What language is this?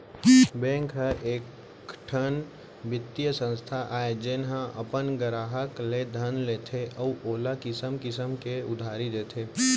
Chhattisgarhi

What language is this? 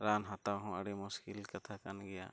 Santali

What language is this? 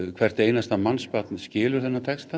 Icelandic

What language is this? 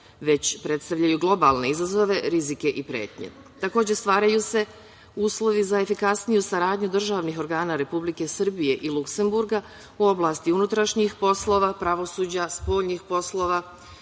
Serbian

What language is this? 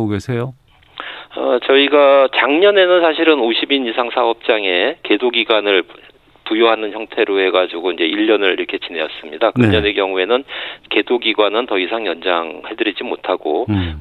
Korean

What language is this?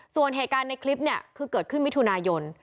Thai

